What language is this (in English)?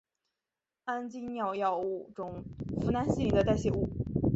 Chinese